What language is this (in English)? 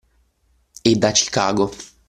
Italian